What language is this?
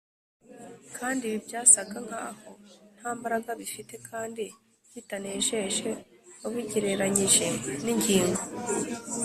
Kinyarwanda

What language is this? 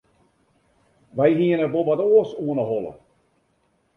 Western Frisian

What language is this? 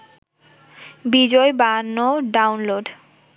Bangla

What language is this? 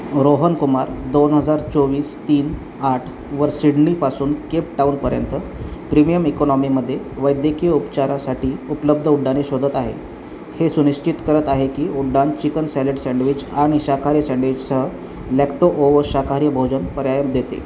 Marathi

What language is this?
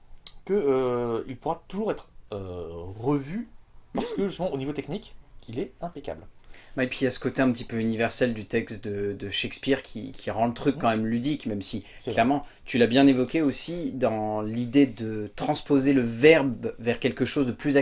French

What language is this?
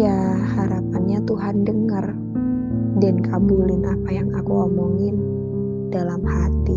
Indonesian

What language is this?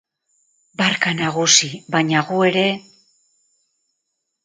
Basque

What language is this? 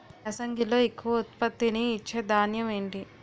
Telugu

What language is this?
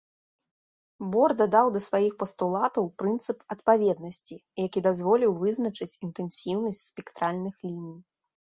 Belarusian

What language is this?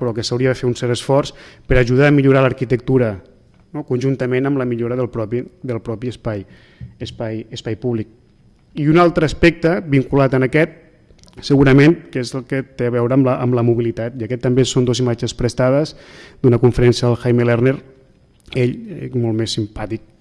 Spanish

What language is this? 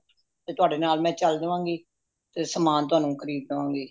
Punjabi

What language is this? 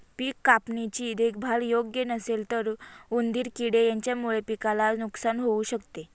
Marathi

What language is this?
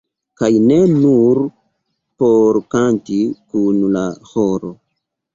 Esperanto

